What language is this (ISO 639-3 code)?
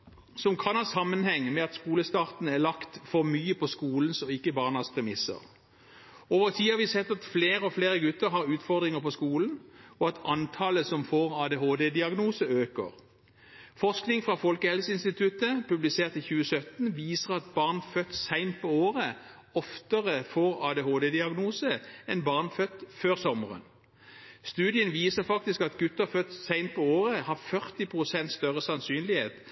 nob